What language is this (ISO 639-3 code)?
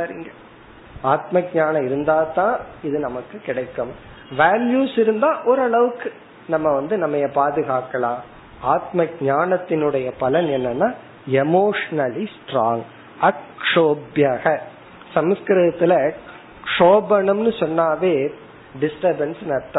tam